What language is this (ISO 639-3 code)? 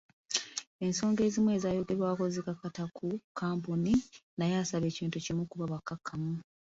lug